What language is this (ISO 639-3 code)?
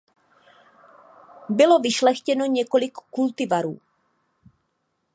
ces